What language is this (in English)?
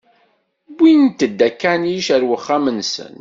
Kabyle